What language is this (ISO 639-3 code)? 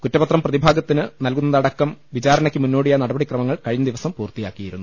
mal